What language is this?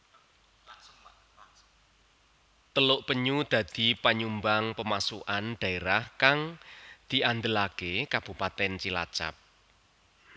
Javanese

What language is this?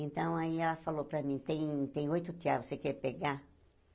Portuguese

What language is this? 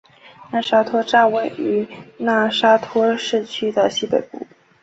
Chinese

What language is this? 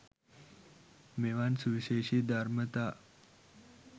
Sinhala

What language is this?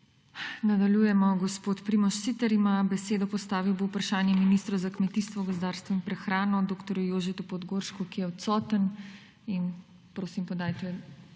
Slovenian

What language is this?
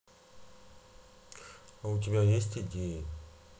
Russian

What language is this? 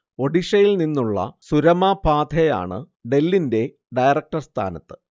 Malayalam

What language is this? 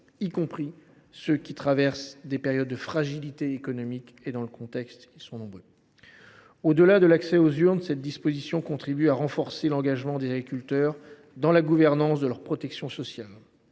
French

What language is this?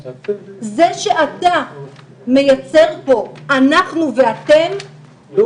Hebrew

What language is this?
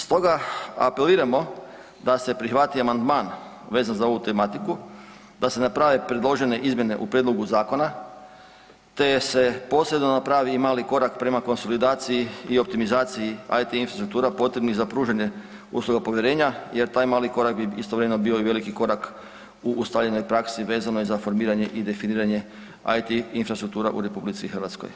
Croatian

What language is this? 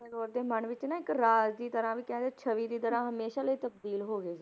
Punjabi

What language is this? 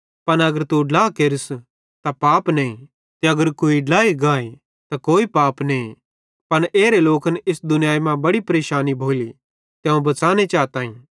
Bhadrawahi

